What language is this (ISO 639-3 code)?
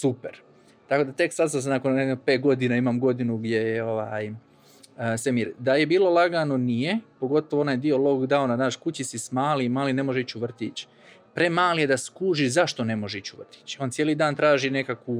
hrv